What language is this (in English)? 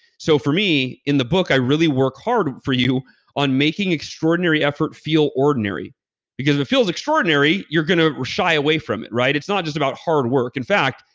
English